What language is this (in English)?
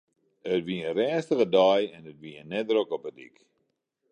Western Frisian